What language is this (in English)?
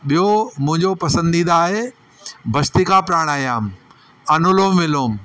Sindhi